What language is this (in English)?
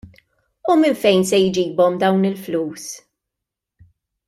Maltese